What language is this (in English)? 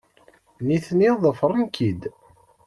Kabyle